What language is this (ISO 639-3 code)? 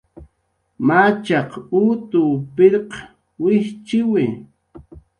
jqr